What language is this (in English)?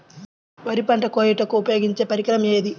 Telugu